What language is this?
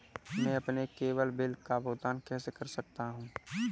Hindi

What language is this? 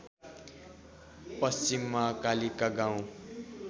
Nepali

